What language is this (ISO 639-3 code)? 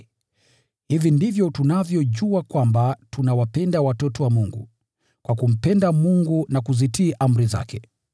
swa